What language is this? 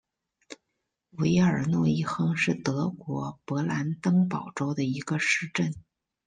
Chinese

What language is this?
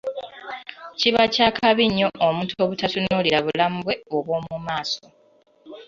Ganda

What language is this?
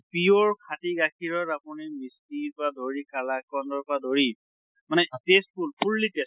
Assamese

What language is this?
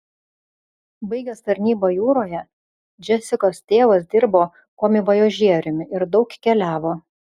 Lithuanian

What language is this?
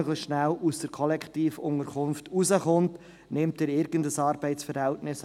Swiss German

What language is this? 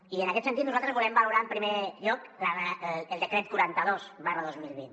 Catalan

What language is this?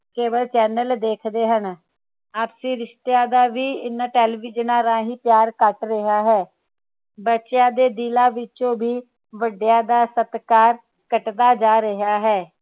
Punjabi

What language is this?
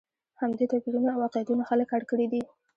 Pashto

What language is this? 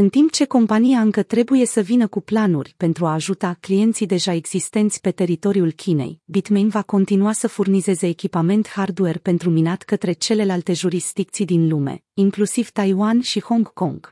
Romanian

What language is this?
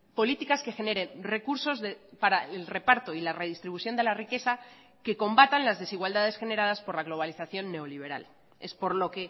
Spanish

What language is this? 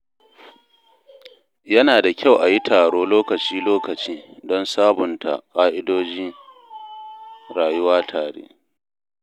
Hausa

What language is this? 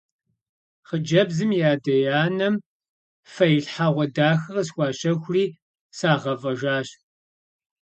Kabardian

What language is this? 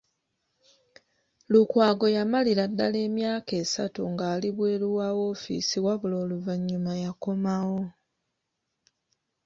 Ganda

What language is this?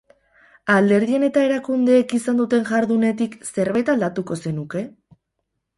Basque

